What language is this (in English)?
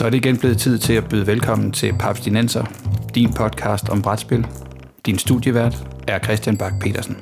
Danish